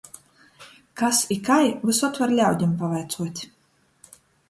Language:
Latgalian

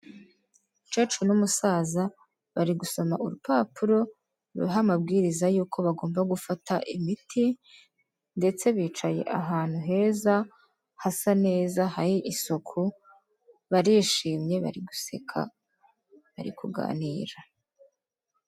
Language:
Kinyarwanda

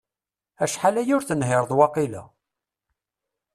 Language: Kabyle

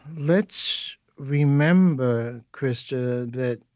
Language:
English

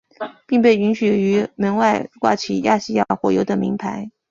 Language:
Chinese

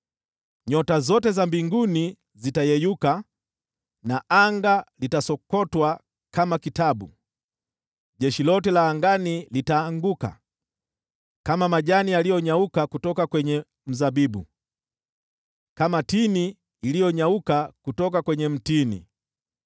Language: Swahili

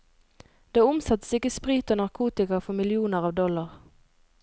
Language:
Norwegian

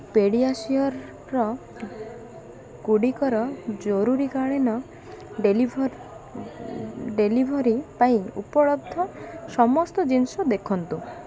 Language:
Odia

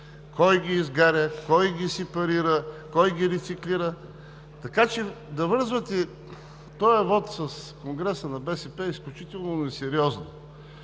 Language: Bulgarian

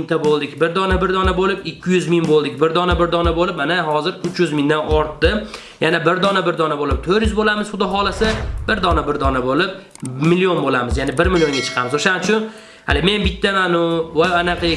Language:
Uzbek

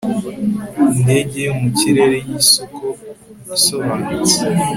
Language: Kinyarwanda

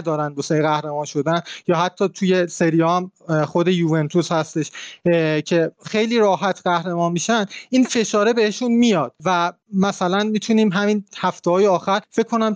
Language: Persian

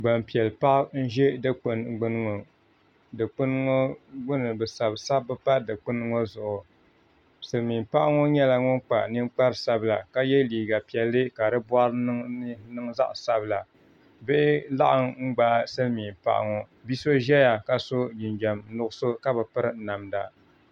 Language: Dagbani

